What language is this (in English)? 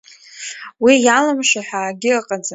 Abkhazian